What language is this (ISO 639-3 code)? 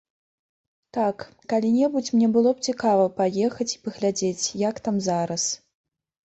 bel